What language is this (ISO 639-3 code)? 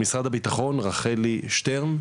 heb